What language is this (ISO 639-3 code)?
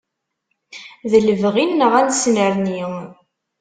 kab